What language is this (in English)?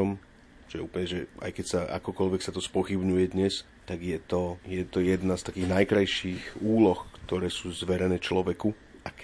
Slovak